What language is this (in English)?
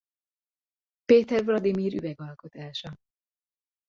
Hungarian